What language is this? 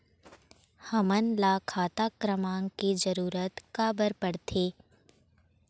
Chhattisgarhi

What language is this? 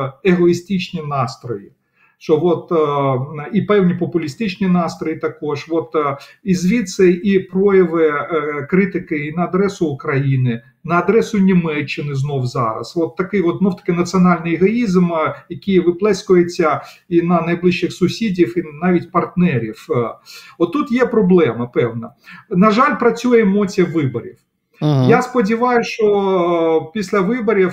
Ukrainian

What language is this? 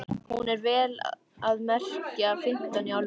Icelandic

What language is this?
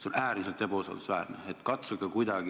Estonian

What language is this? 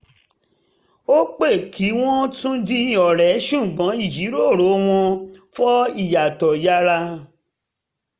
Yoruba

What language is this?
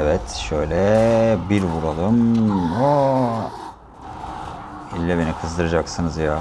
Turkish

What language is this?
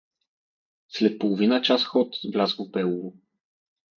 Bulgarian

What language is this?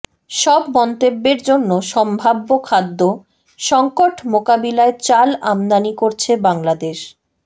Bangla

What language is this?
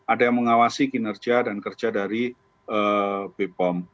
Indonesian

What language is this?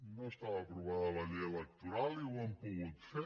Catalan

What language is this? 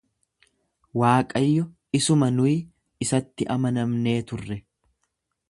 Oromo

